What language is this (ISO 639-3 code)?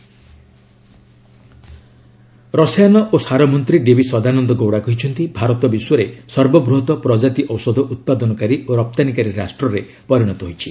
ori